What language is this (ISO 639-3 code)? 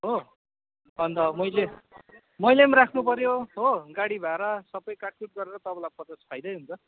nep